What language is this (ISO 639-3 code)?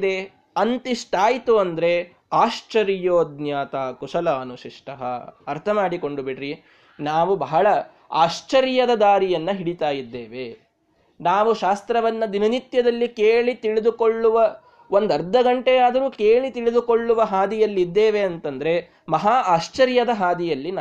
kan